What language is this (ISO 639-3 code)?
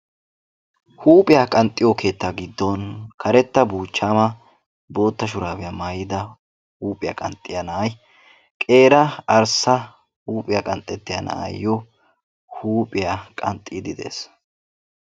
wal